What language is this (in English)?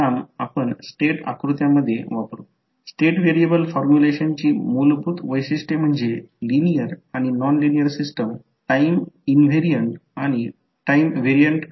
Marathi